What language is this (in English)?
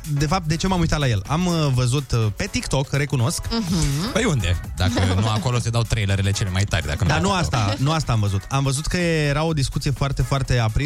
Romanian